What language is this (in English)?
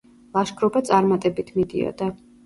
Georgian